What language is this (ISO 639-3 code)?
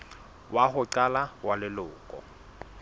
sot